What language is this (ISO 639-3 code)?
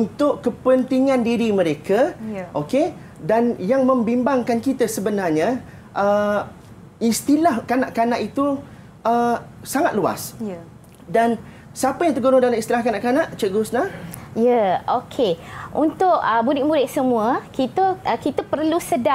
msa